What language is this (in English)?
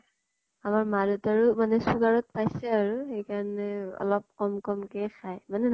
Assamese